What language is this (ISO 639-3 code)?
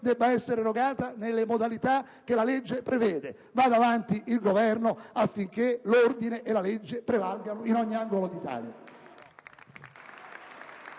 ita